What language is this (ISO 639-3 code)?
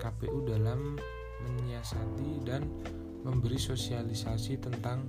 ind